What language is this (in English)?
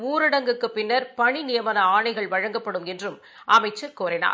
Tamil